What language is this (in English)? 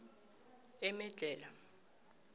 South Ndebele